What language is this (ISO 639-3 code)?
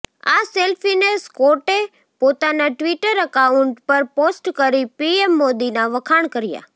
guj